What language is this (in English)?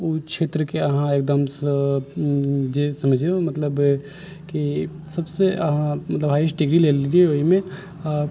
Maithili